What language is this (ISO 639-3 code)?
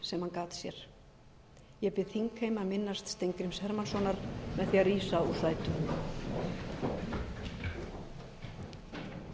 isl